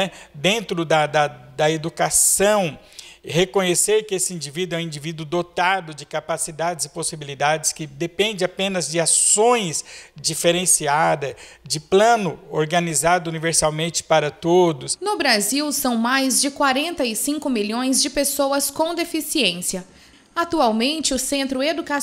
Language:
Portuguese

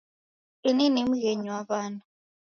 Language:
Taita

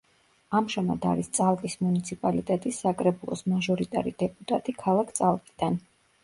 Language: Georgian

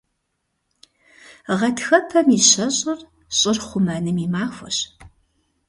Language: Kabardian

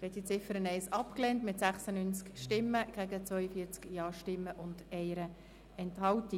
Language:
Swiss German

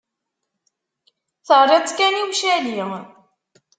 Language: Kabyle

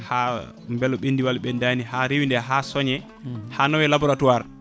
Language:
Fula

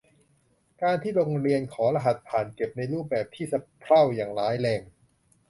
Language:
Thai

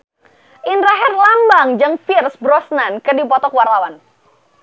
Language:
Sundanese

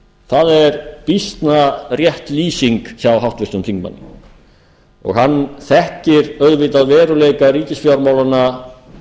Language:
Icelandic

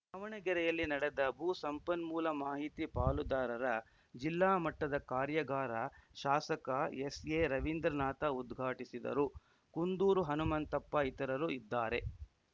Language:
Kannada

